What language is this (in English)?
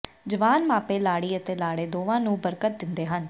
Punjabi